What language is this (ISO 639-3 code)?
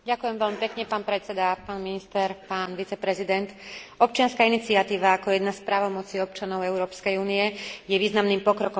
slk